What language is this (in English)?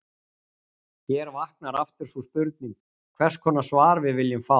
Icelandic